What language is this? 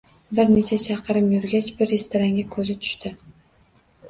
Uzbek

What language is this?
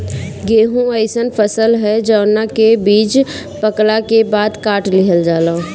Bhojpuri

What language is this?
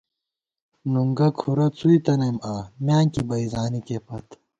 Gawar-Bati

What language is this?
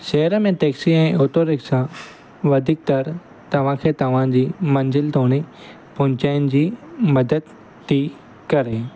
Sindhi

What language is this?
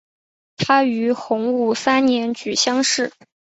Chinese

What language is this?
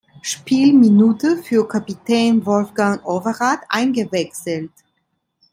German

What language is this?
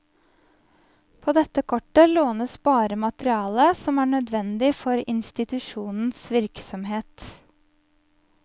Norwegian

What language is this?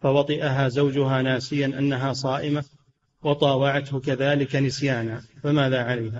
Arabic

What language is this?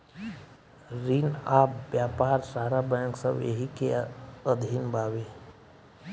Bhojpuri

